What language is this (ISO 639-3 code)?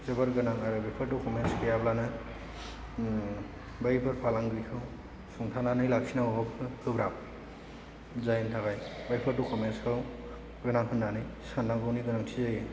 brx